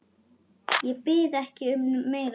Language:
Icelandic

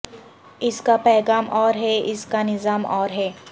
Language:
Urdu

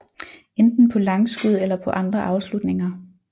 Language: Danish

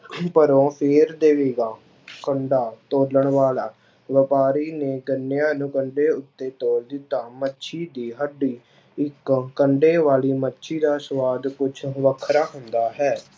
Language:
Punjabi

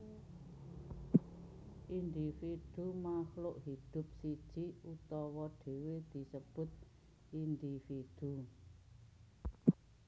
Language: Javanese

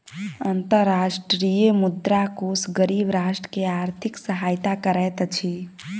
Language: Maithili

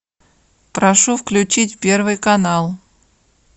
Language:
Russian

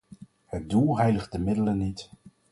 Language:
Dutch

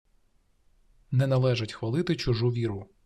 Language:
Ukrainian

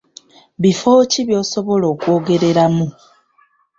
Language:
Ganda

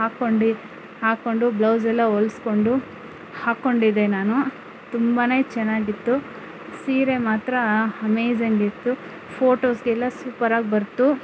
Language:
Kannada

